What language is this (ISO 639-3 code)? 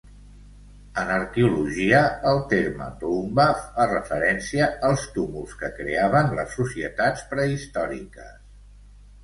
cat